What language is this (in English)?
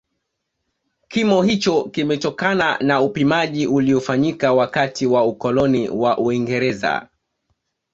Swahili